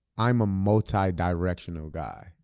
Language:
English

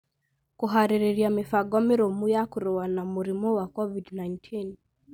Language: Kikuyu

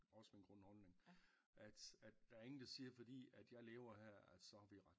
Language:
Danish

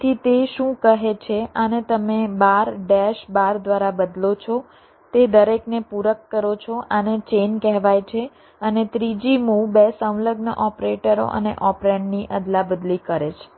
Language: Gujarati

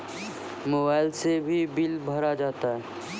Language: Maithili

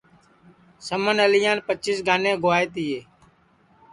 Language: Sansi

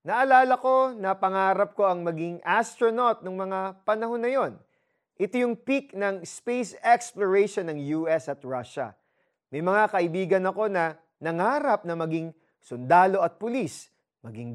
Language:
Filipino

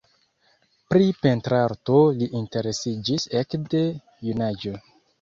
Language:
Esperanto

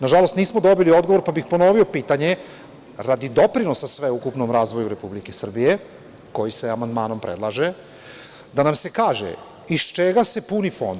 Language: Serbian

